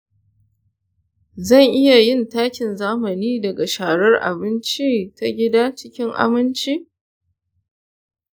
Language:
Hausa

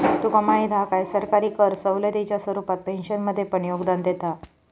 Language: Marathi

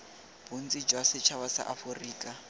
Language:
Tswana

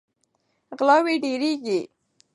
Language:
Pashto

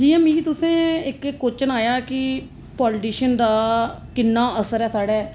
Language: Dogri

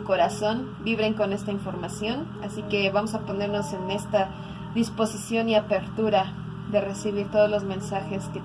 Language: Spanish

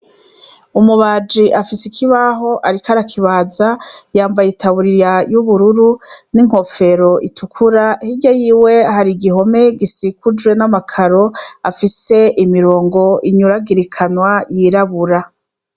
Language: Rundi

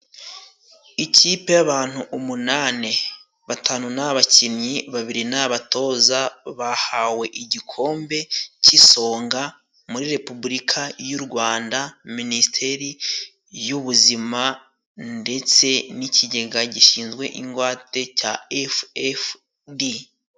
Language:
Kinyarwanda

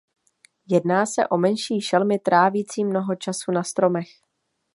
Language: Czech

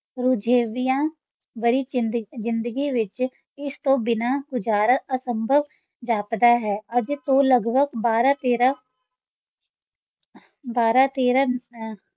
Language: Punjabi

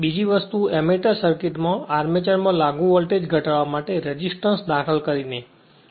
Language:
Gujarati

